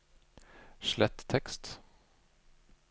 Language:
Norwegian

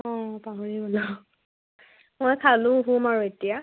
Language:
Assamese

